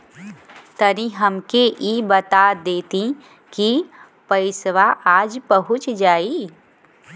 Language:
Bhojpuri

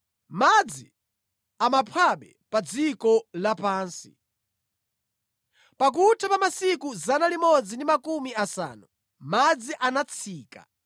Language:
Nyanja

